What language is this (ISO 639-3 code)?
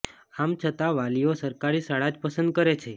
guj